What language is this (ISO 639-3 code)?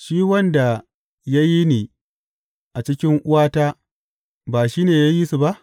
hau